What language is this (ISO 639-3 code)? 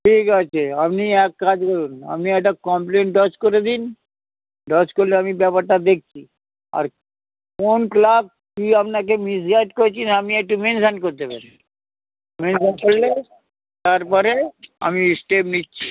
ben